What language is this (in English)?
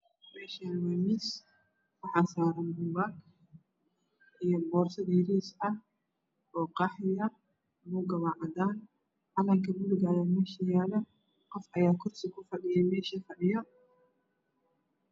Somali